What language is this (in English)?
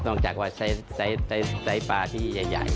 Thai